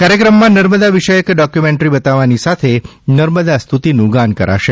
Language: Gujarati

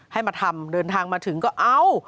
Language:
Thai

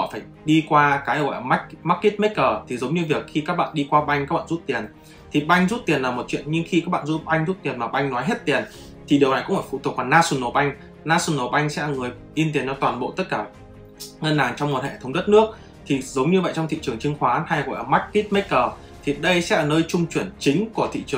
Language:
Vietnamese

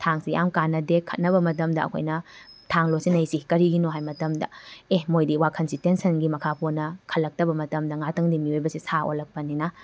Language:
Manipuri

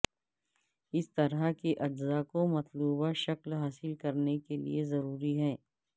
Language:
Urdu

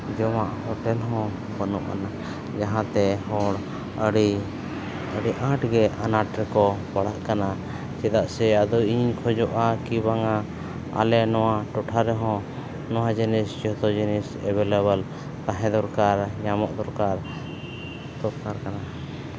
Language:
Santali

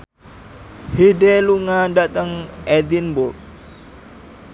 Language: Javanese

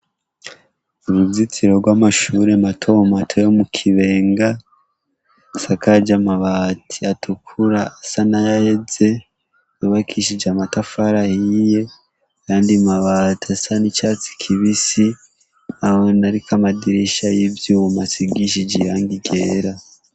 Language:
Rundi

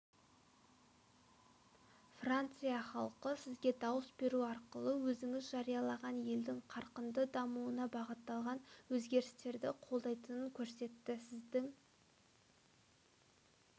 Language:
Kazakh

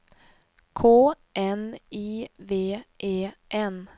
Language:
Swedish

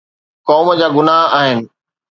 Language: Sindhi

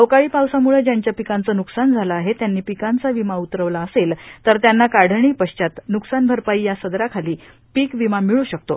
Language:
Marathi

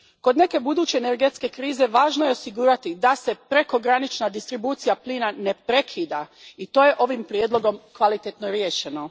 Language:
Croatian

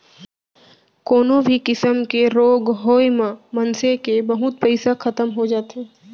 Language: Chhattisgarhi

